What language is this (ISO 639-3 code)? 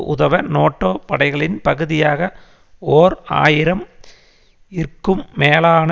tam